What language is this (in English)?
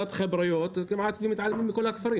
Hebrew